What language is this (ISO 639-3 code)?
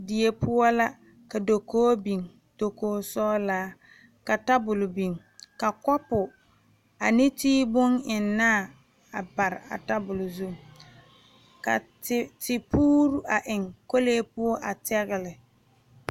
dga